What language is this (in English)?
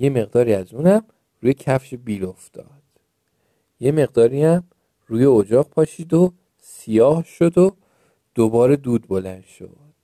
Persian